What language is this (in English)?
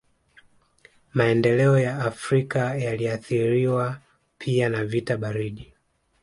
Swahili